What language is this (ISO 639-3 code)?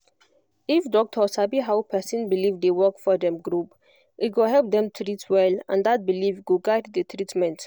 pcm